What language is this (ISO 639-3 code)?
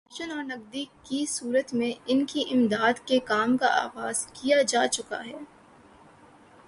urd